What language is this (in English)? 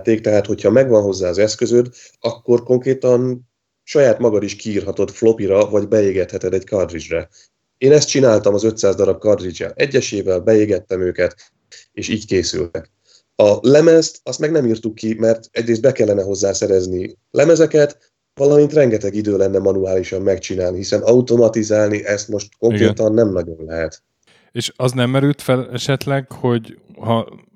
Hungarian